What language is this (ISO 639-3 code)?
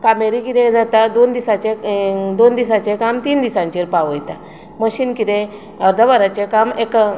kok